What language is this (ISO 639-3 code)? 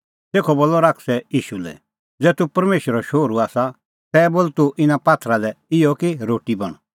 kfx